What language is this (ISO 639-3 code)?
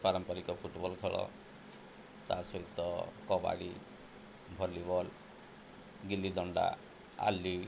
ori